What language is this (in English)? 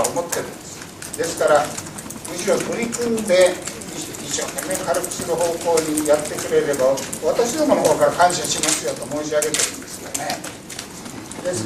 Japanese